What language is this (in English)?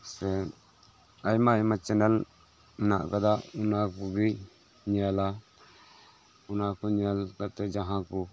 Santali